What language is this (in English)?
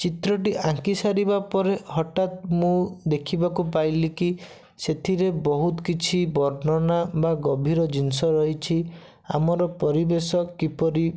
Odia